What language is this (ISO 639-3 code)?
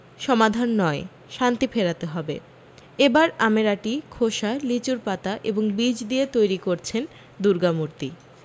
ben